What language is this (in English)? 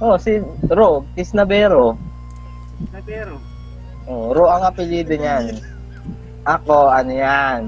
Filipino